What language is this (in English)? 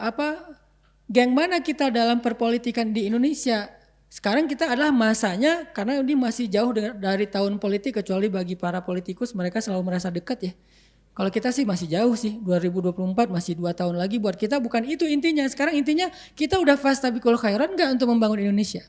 Indonesian